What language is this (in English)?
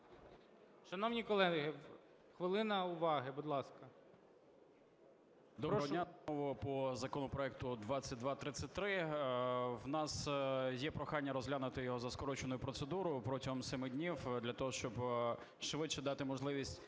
Ukrainian